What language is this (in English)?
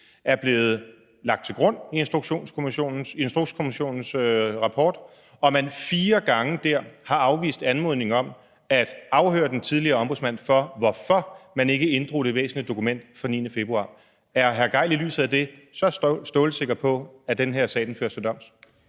Danish